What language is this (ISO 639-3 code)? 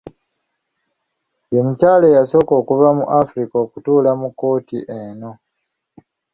lug